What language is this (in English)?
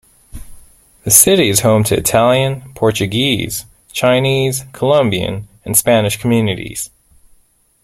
English